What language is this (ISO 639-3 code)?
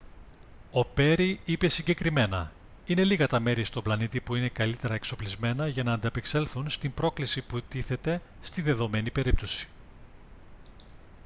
ell